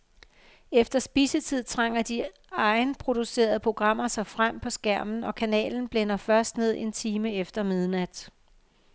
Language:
Danish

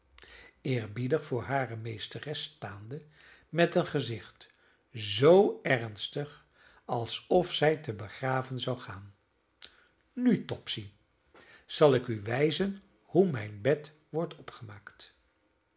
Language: Dutch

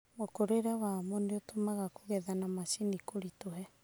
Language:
Kikuyu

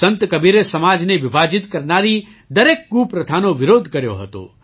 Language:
Gujarati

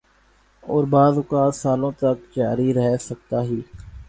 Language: Urdu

